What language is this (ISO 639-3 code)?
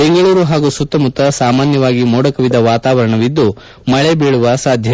kan